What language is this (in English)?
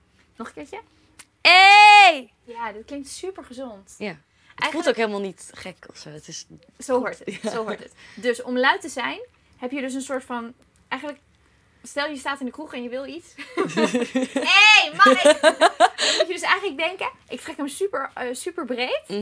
Dutch